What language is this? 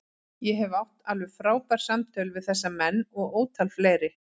Icelandic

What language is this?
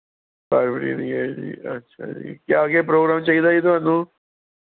Punjabi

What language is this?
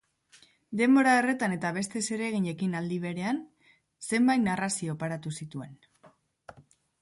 Basque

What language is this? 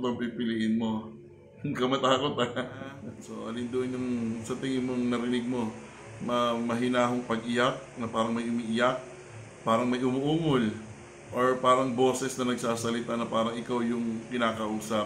Filipino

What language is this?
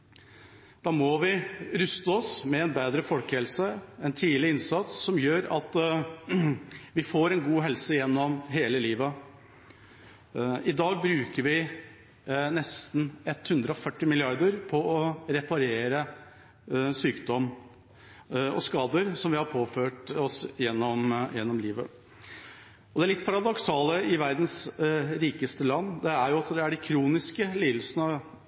Norwegian Bokmål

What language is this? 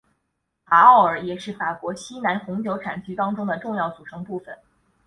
Chinese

